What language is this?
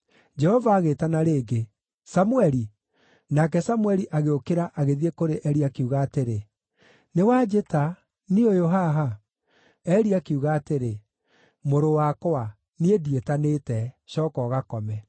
Kikuyu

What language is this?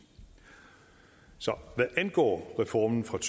Danish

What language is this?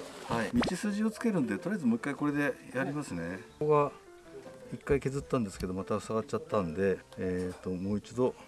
Japanese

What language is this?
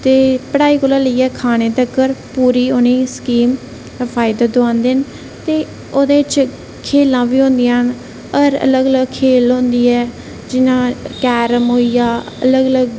Dogri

